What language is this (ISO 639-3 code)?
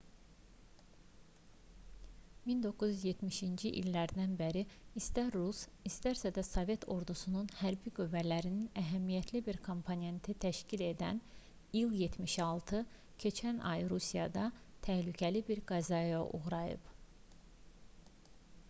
aze